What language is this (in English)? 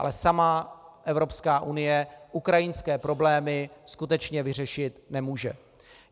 Czech